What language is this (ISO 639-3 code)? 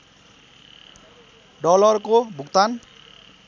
nep